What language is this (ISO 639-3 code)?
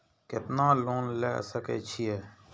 mai